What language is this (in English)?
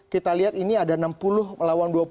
Indonesian